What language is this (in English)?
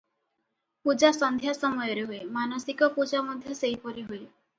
Odia